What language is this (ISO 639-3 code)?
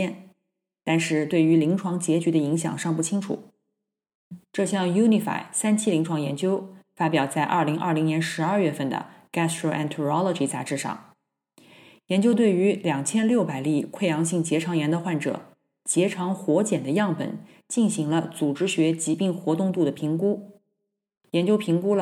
zho